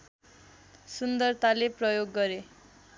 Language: Nepali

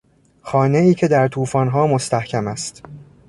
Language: Persian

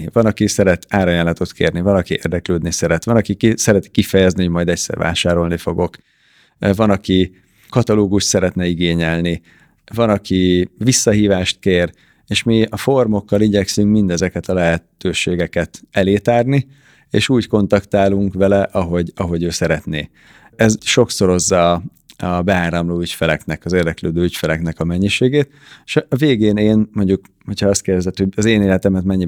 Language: Hungarian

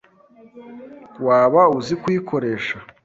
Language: Kinyarwanda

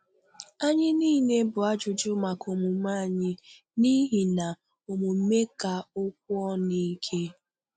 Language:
Igbo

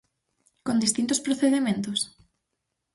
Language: Galician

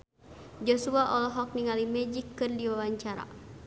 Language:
Sundanese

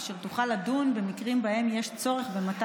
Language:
Hebrew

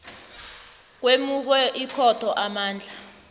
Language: South Ndebele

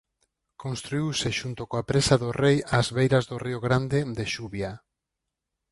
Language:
Galician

